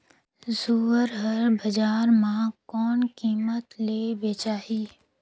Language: Chhattisgarhi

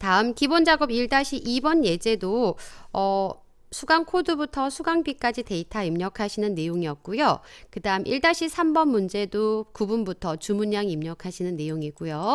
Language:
Korean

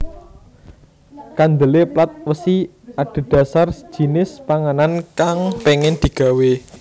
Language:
Javanese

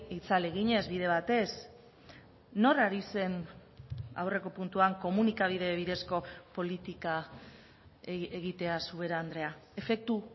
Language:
Basque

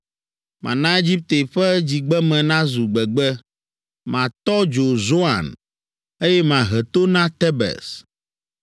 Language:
Ewe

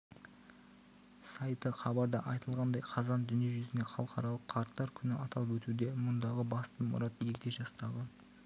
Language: Kazakh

